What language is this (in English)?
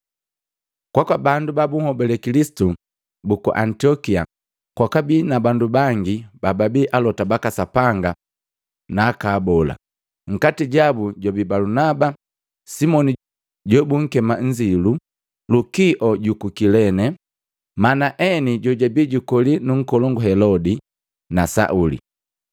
Matengo